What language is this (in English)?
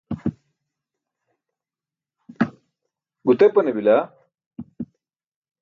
Burushaski